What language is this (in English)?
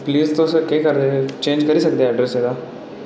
Dogri